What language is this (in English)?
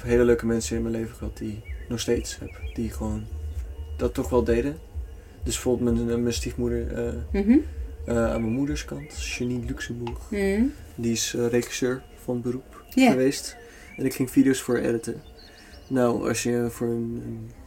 Dutch